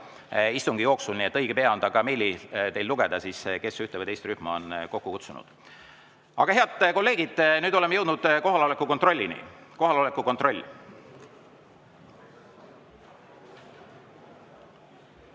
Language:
Estonian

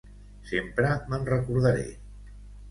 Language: Catalan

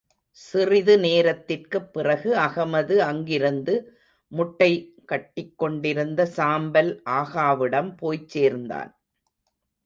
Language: Tamil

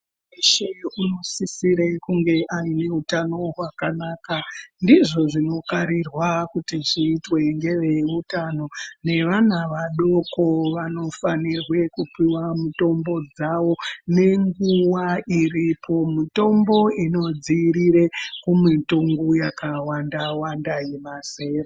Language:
Ndau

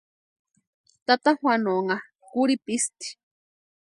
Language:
Western Highland Purepecha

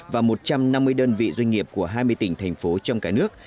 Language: Vietnamese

